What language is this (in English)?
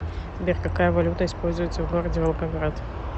Russian